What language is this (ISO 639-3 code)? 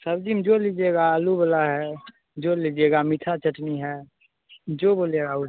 hin